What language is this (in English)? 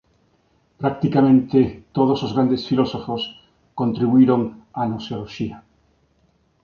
Galician